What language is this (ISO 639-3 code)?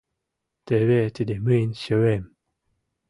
chm